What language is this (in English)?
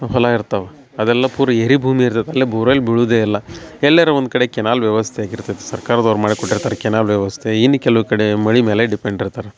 Kannada